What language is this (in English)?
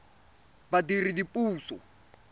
Tswana